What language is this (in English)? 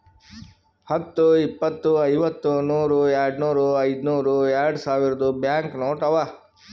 Kannada